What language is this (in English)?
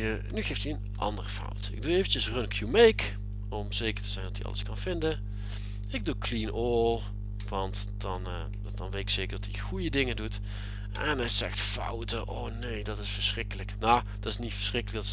Dutch